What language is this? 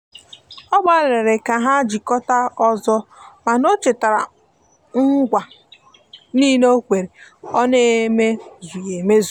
Igbo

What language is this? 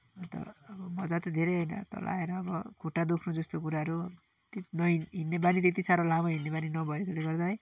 Nepali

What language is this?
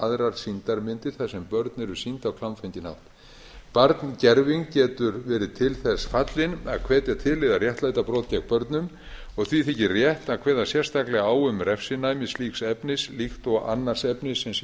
Icelandic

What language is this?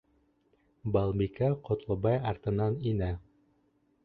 Bashkir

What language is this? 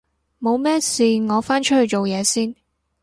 Cantonese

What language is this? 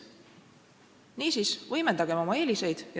Estonian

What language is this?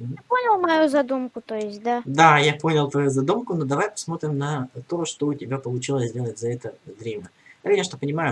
Russian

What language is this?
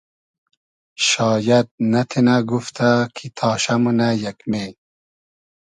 Hazaragi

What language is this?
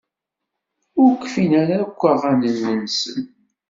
Kabyle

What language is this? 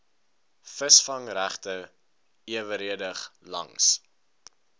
Afrikaans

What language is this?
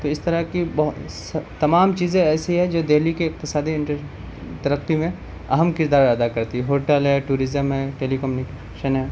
Urdu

